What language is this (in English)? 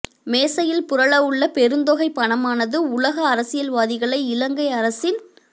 Tamil